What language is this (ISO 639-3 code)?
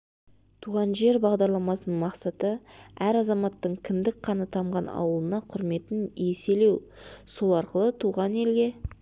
kaz